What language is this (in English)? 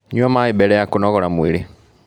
Kikuyu